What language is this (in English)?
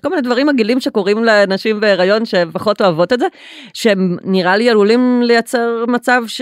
Hebrew